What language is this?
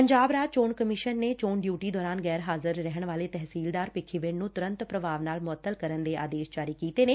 Punjabi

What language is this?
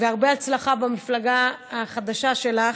Hebrew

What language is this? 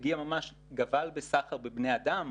Hebrew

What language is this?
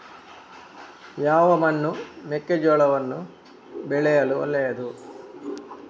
Kannada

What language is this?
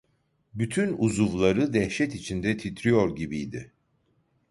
Turkish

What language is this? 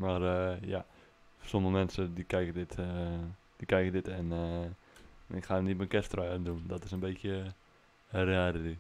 Dutch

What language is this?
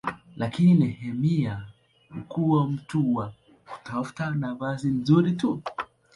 Swahili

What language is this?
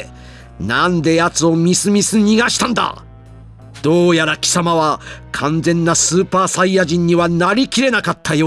Japanese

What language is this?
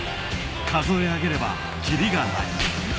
Japanese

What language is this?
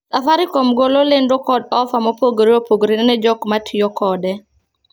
Luo (Kenya and Tanzania)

